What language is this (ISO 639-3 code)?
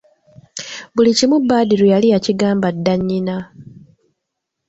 lug